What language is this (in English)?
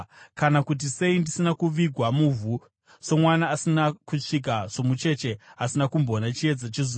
Shona